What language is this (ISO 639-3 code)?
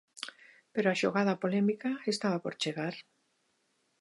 glg